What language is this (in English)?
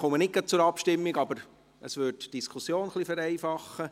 Swiss German